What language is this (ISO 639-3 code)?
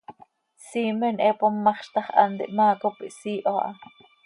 sei